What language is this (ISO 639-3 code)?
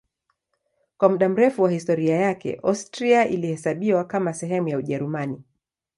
swa